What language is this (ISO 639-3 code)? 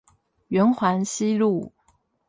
zho